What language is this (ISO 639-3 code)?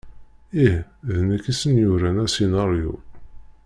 kab